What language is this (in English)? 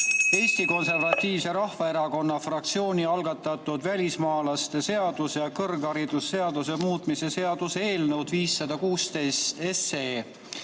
Estonian